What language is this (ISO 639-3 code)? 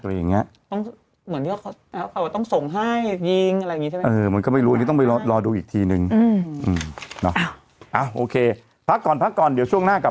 tha